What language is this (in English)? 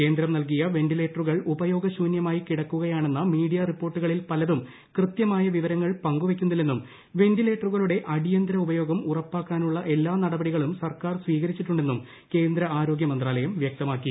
Malayalam